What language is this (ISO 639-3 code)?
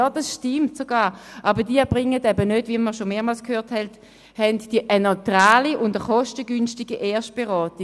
gsw